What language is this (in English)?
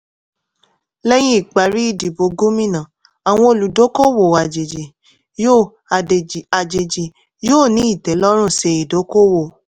Yoruba